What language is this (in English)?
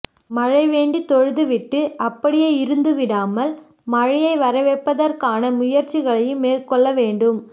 Tamil